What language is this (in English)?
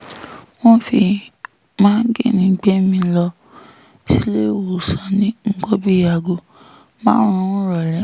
Yoruba